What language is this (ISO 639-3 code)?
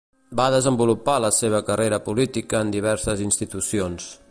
cat